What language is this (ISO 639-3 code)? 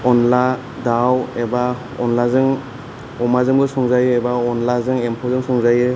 brx